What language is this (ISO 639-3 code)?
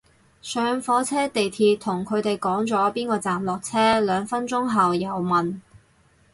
yue